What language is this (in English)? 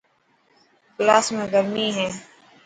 Dhatki